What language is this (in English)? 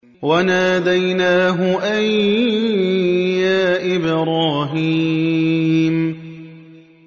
Arabic